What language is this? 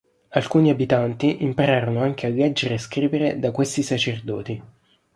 Italian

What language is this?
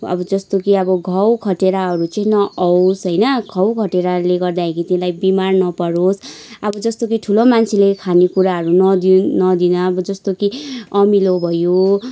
Nepali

